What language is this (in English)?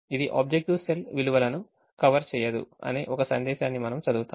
Telugu